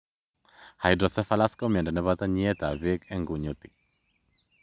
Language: Kalenjin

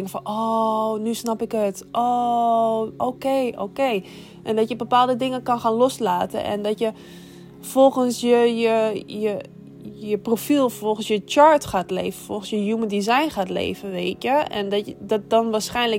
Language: Dutch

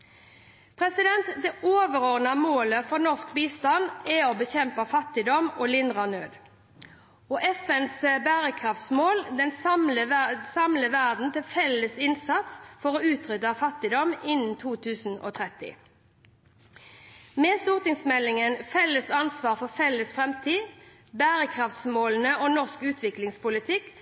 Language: Norwegian Bokmål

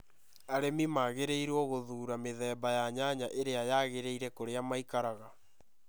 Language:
Kikuyu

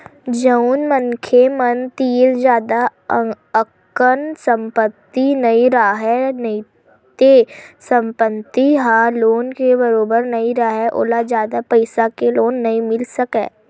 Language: Chhattisgarhi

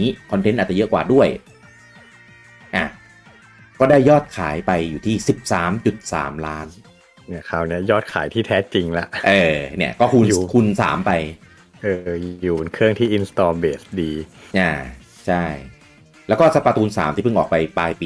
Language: Thai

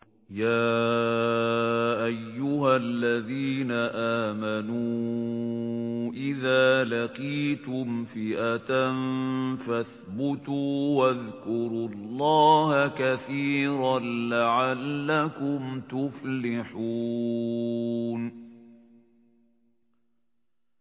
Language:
Arabic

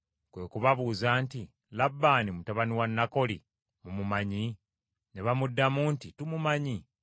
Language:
Ganda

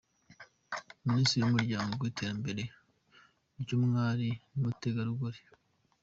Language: Kinyarwanda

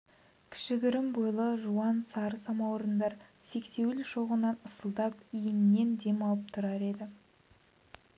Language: Kazakh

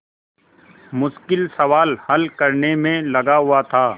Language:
Hindi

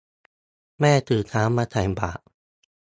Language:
Thai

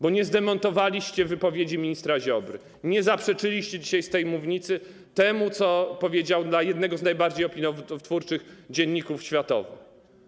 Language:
Polish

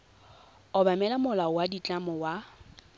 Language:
Tswana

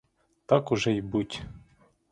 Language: Ukrainian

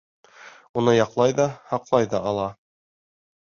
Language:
Bashkir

